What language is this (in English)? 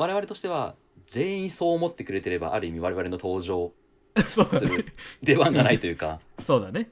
Japanese